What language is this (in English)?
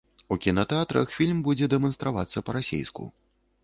Belarusian